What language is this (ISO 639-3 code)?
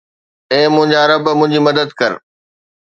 snd